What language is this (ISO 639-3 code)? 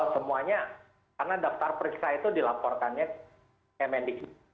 ind